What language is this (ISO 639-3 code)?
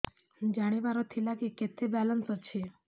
ori